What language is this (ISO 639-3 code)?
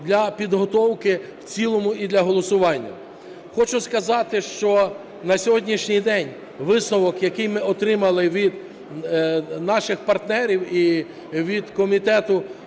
ukr